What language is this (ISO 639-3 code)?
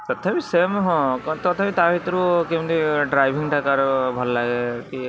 ori